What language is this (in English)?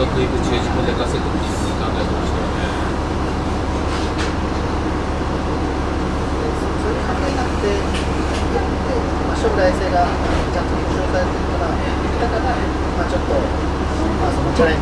Japanese